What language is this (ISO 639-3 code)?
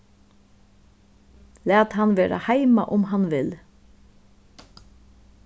fao